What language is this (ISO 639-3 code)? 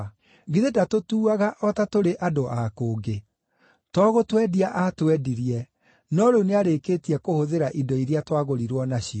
kik